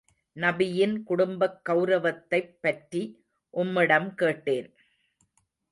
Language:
Tamil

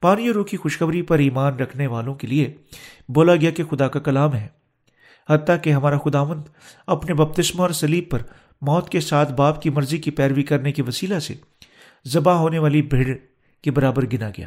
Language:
Urdu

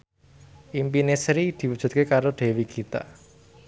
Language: Javanese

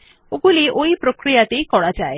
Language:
Bangla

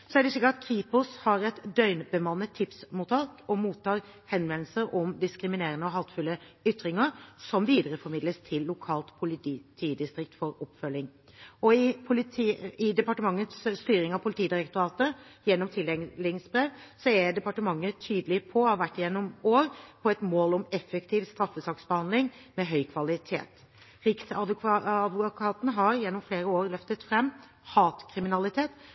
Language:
Norwegian Bokmål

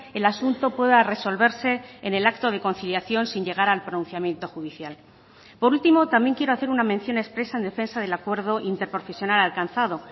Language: Spanish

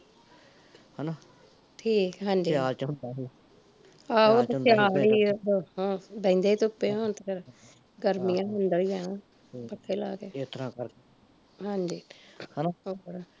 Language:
Punjabi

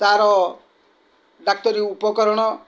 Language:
Odia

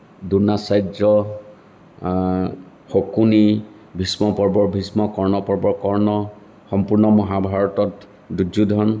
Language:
Assamese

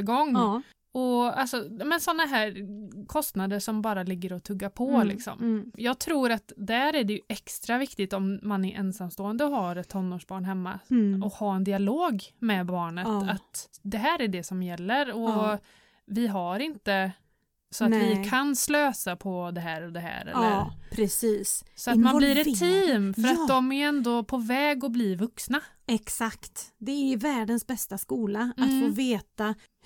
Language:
Swedish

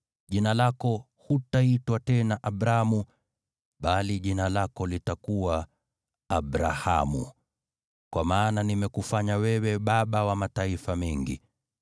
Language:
Swahili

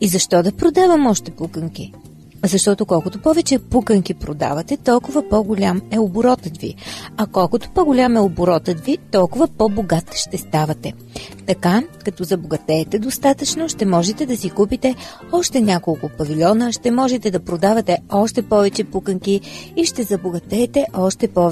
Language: Bulgarian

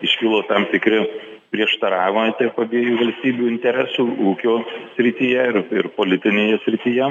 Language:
Lithuanian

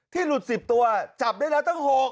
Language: Thai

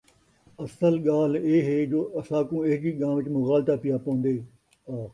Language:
Saraiki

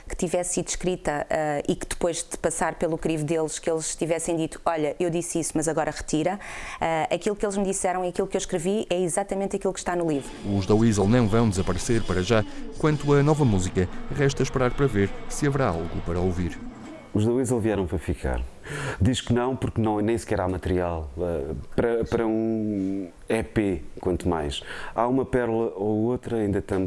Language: Portuguese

